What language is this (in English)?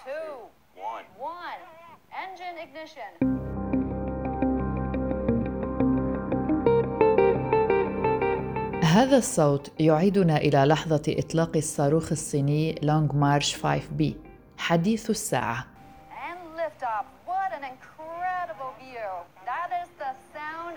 Arabic